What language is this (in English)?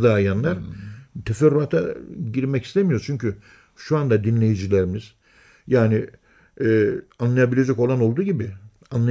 Turkish